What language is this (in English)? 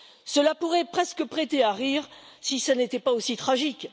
French